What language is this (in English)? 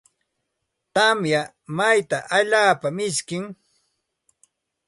Santa Ana de Tusi Pasco Quechua